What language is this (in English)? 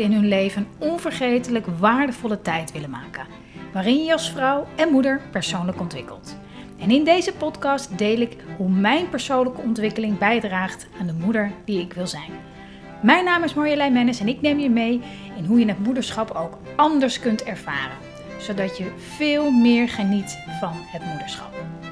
Dutch